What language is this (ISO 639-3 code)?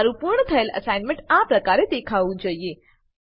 guj